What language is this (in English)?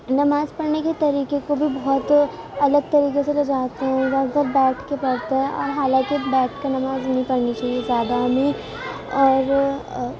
Urdu